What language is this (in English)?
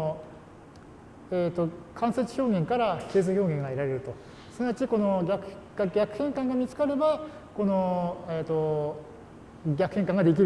Japanese